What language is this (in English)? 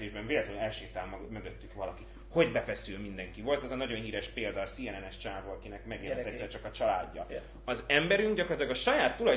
Hungarian